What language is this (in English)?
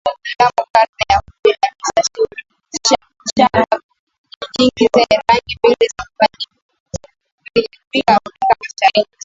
Swahili